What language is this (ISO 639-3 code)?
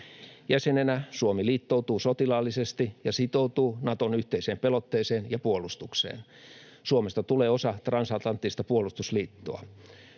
fin